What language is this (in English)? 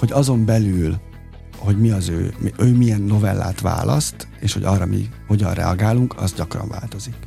Hungarian